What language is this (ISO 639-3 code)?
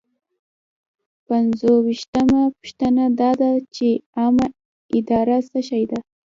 pus